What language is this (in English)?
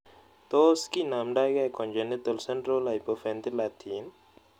Kalenjin